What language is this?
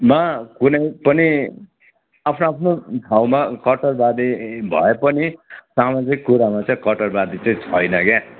Nepali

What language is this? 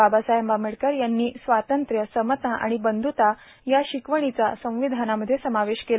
Marathi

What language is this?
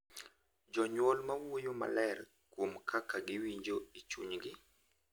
Luo (Kenya and Tanzania)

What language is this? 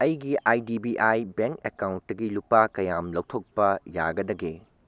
Manipuri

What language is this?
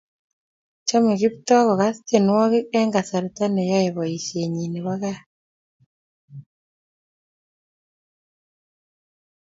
Kalenjin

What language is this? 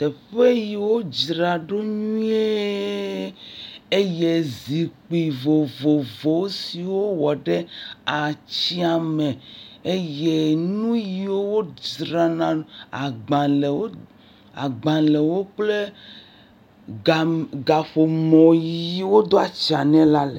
Ewe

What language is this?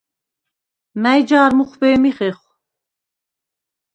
Svan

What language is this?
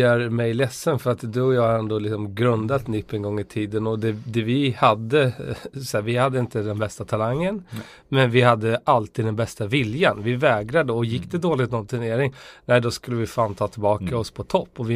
Swedish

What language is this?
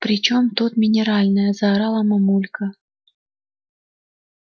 Russian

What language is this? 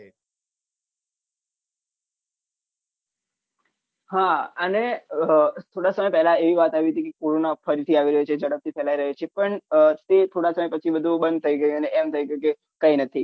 Gujarati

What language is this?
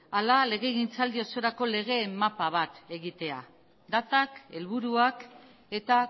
Basque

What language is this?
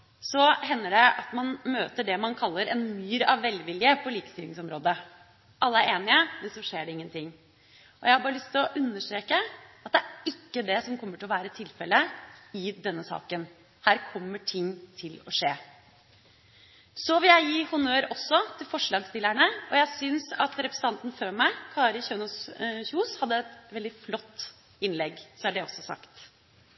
Norwegian Bokmål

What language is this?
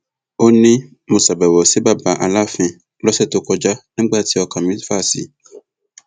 Yoruba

